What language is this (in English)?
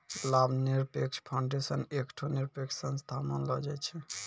Maithili